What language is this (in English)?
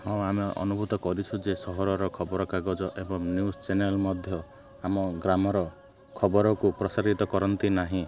Odia